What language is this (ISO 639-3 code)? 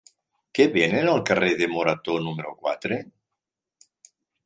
cat